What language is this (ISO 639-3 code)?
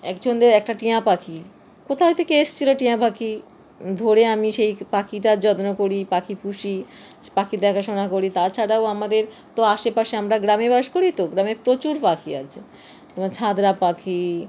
ben